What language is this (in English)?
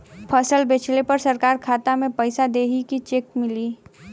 Bhojpuri